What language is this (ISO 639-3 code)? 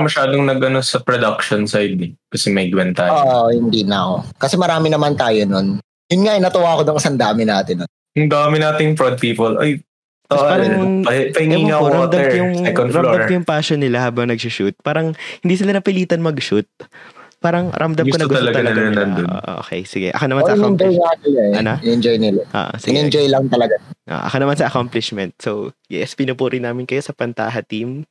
fil